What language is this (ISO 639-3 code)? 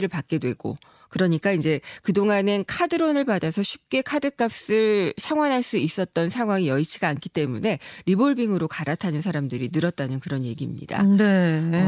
kor